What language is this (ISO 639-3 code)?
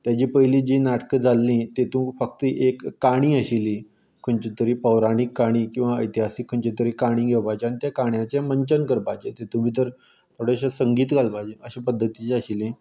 kok